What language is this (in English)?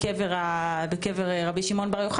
Hebrew